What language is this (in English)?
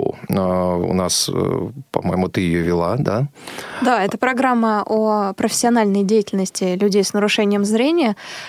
Russian